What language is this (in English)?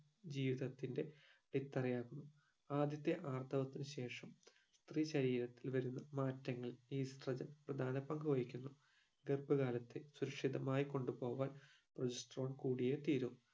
Malayalam